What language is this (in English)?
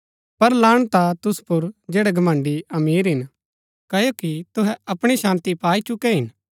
Gaddi